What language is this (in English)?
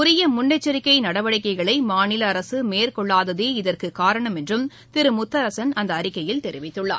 Tamil